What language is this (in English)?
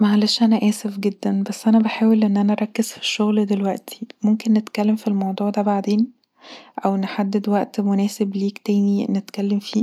Egyptian Arabic